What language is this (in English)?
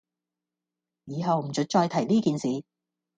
Cantonese